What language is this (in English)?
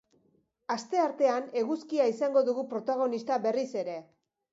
Basque